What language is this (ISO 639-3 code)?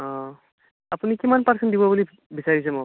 asm